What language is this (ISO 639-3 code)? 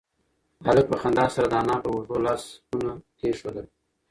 pus